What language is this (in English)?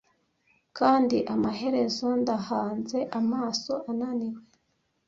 Kinyarwanda